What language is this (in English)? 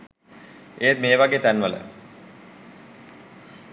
Sinhala